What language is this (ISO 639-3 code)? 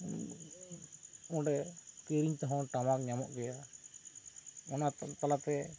sat